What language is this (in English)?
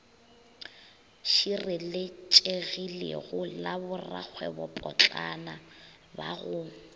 Northern Sotho